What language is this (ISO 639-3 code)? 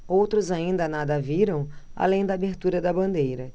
por